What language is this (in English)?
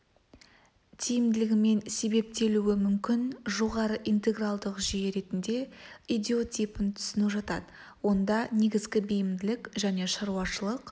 Kazakh